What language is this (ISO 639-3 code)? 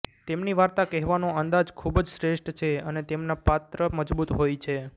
guj